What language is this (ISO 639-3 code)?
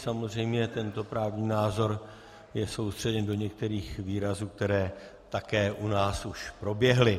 ces